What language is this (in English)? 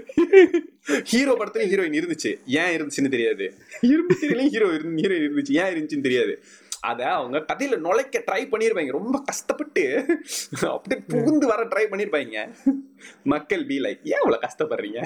Tamil